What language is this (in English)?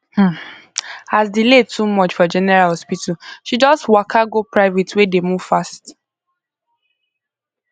Nigerian Pidgin